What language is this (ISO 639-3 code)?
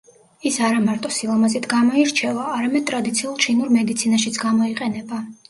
kat